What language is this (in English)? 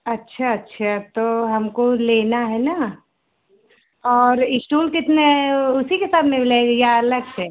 Hindi